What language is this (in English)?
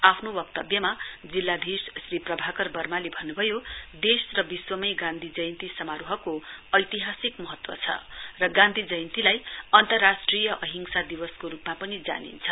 Nepali